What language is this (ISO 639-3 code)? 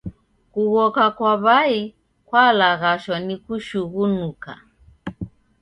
dav